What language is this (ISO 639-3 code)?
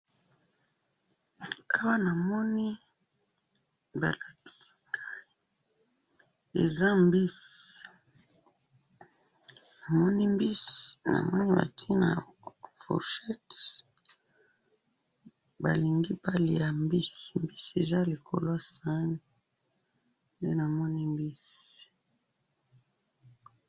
lin